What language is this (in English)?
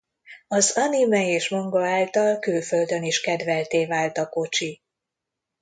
Hungarian